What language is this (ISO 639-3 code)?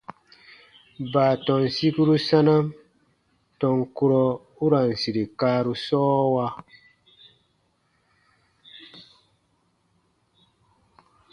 bba